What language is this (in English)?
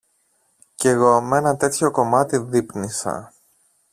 Greek